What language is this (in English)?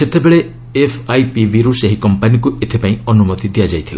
Odia